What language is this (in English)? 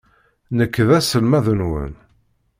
Kabyle